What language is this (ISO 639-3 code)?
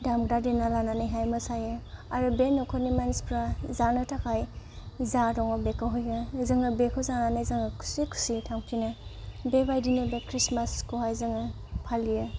brx